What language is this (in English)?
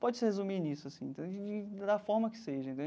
Portuguese